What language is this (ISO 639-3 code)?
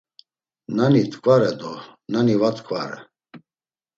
lzz